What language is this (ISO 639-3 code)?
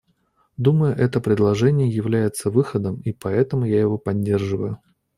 rus